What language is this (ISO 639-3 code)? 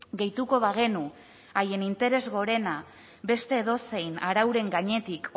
eus